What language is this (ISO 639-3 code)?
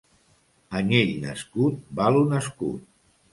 cat